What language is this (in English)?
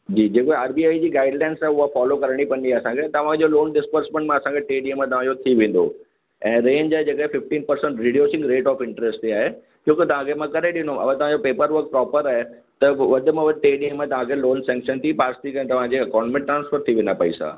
Sindhi